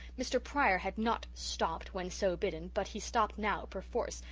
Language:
English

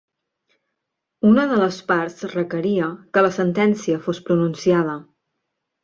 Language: Catalan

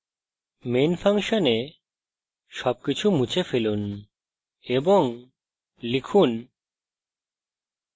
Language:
Bangla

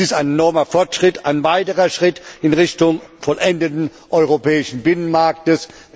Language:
German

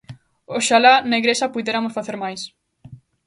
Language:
Galician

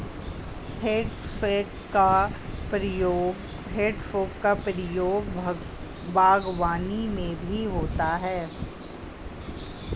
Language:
Hindi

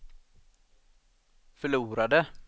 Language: Swedish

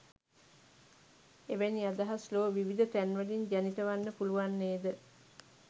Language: Sinhala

